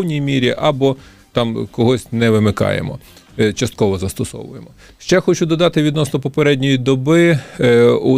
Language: Ukrainian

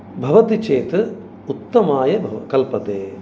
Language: Sanskrit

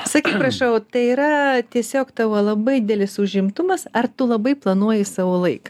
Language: Lithuanian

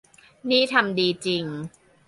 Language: Thai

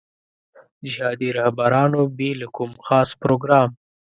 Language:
Pashto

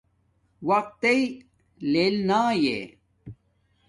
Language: Domaaki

